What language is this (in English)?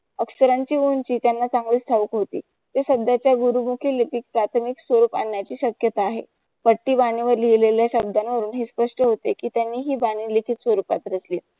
Marathi